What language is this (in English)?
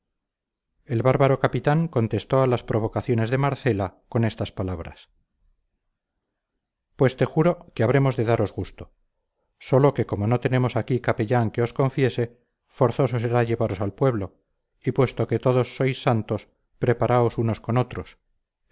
Spanish